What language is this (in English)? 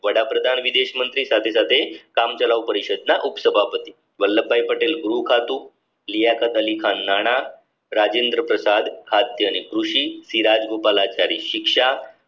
Gujarati